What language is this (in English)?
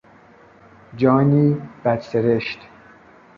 Persian